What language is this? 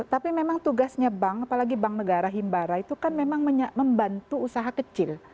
Indonesian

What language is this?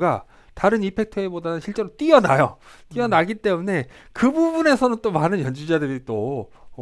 Korean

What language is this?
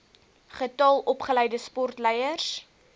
Afrikaans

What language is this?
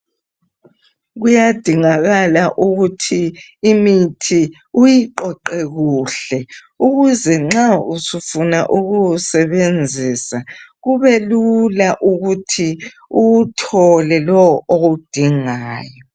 North Ndebele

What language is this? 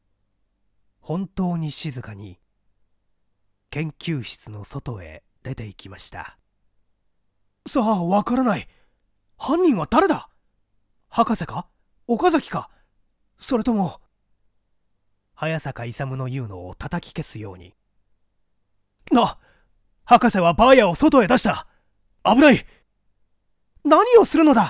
Japanese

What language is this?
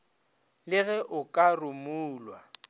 Northern Sotho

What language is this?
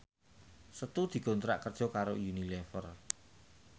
Javanese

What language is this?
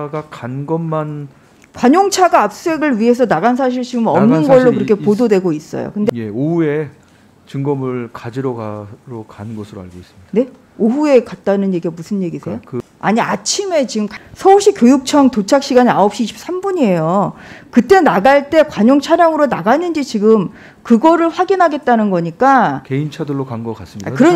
Korean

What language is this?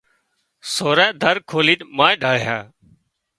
Wadiyara Koli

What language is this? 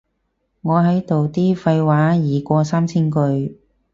Cantonese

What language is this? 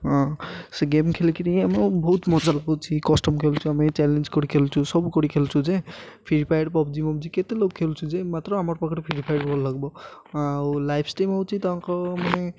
Odia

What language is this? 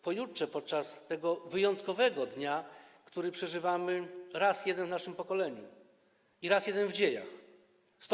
Polish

